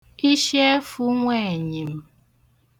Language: Igbo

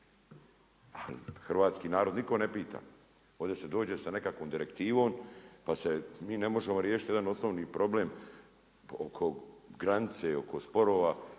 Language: Croatian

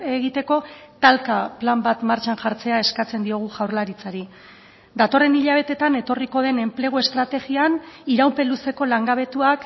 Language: Basque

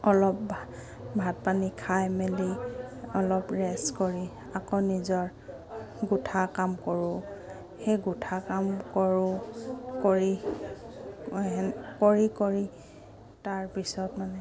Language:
Assamese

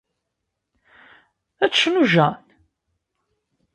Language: Kabyle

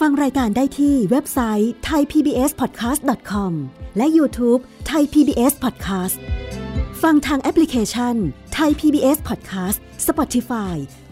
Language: Thai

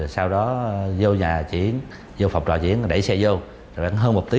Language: Vietnamese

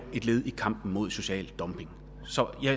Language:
Danish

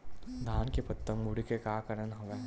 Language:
Chhattisgarhi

